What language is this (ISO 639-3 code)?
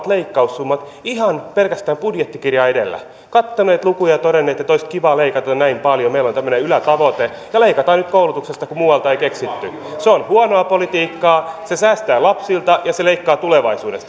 fin